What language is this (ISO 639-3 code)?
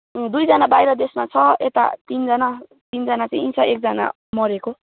nep